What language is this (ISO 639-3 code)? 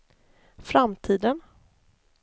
swe